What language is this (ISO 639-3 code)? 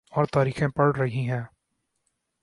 urd